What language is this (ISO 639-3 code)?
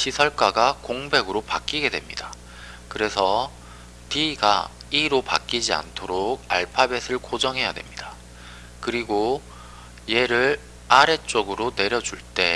kor